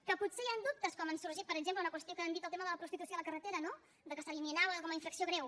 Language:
Catalan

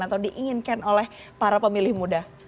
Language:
Indonesian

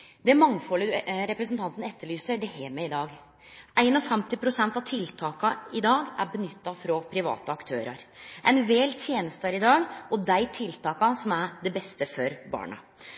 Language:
Norwegian Nynorsk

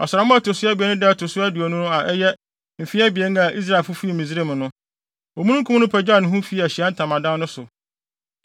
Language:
Akan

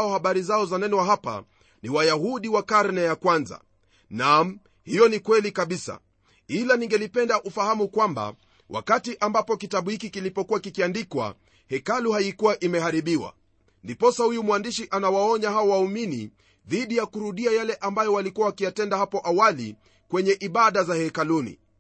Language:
Swahili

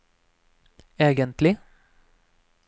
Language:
Norwegian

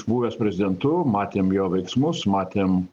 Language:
Lithuanian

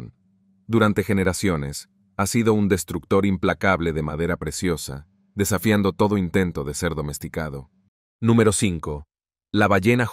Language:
Spanish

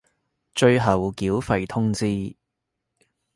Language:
Cantonese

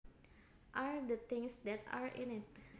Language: Javanese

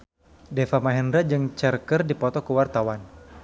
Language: Sundanese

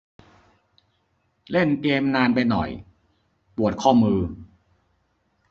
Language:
Thai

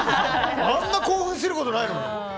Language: Japanese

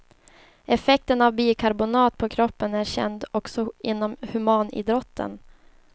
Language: Swedish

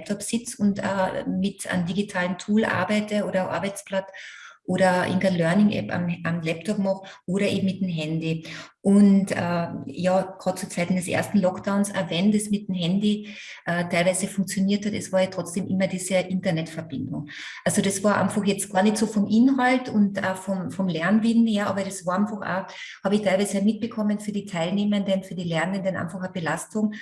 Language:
German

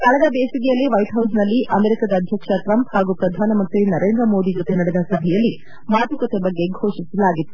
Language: Kannada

